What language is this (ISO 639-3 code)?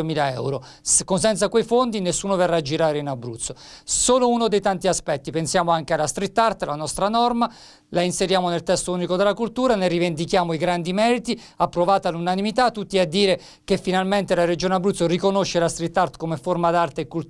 ita